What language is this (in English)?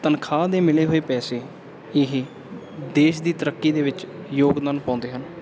Punjabi